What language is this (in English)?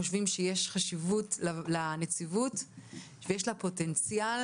Hebrew